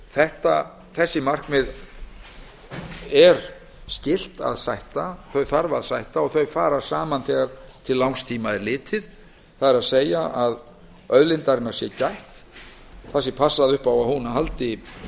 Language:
Icelandic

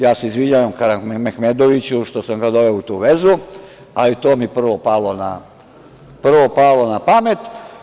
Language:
Serbian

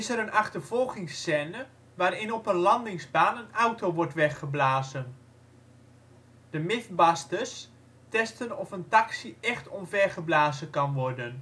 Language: Dutch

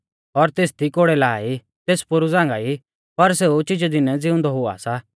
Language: Mahasu Pahari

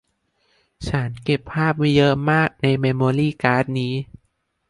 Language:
Thai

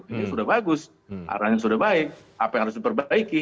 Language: Indonesian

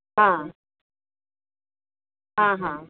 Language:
Marathi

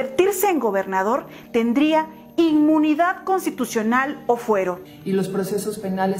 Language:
Spanish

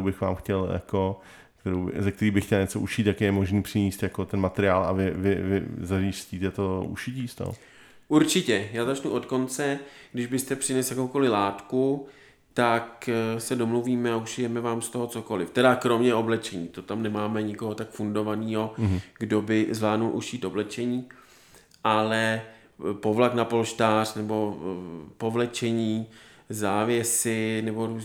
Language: Czech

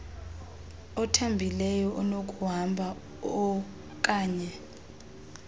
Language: Xhosa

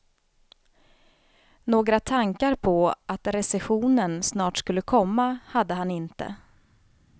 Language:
Swedish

